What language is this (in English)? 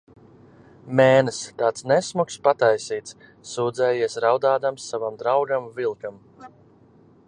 Latvian